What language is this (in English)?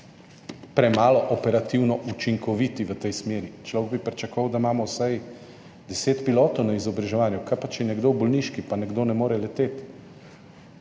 Slovenian